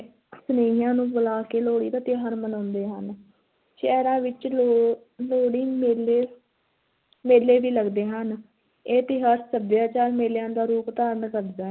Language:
Punjabi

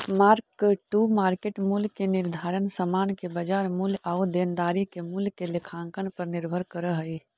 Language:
Magahi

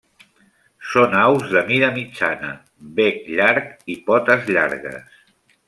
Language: Catalan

